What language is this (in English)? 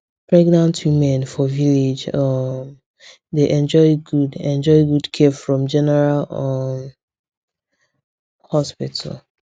Nigerian Pidgin